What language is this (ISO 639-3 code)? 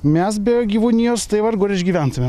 lit